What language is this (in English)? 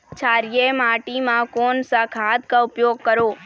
Chhattisgarhi